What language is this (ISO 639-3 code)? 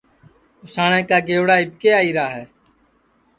ssi